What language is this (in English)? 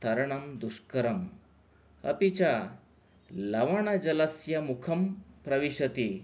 Sanskrit